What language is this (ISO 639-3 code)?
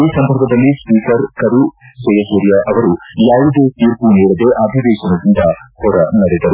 kan